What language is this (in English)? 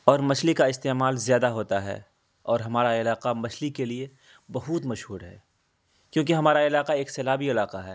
Urdu